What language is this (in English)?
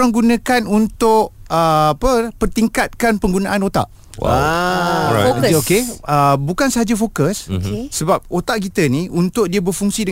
Malay